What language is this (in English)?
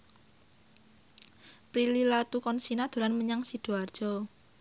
Javanese